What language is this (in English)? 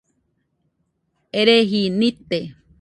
Nüpode Huitoto